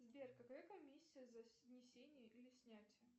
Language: Russian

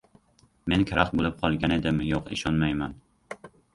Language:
Uzbek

